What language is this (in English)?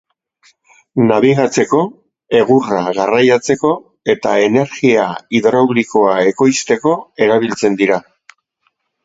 Basque